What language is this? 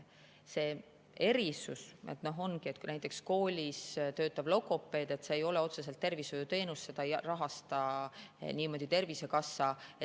Estonian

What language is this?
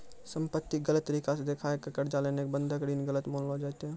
Maithili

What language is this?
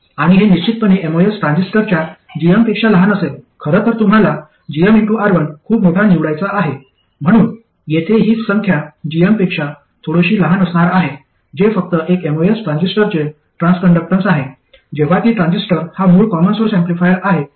Marathi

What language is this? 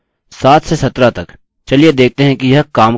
Hindi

